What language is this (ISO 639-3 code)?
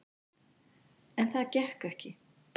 isl